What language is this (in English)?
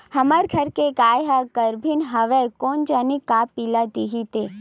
Chhattisgarhi